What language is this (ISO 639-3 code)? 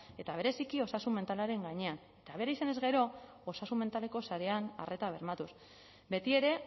eus